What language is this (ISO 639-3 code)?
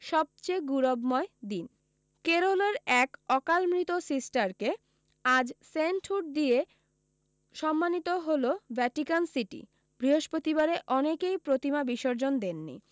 ben